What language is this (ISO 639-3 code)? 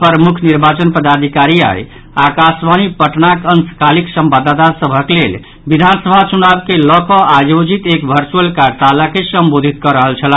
mai